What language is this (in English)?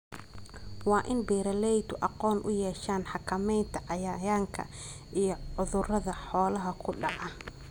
Somali